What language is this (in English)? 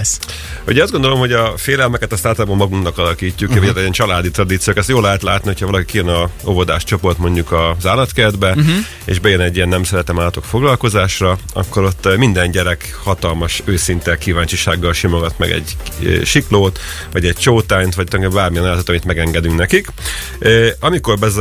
Hungarian